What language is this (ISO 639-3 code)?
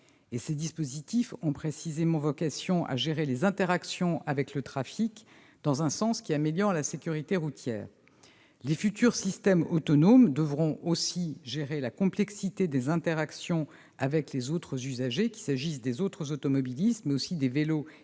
fra